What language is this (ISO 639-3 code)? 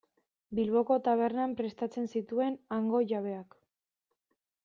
eus